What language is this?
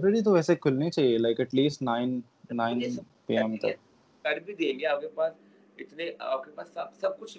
Urdu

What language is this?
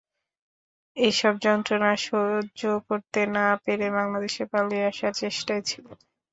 Bangla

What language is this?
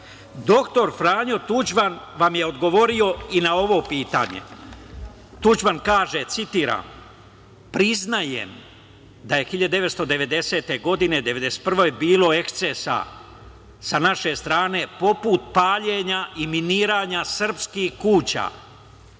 Serbian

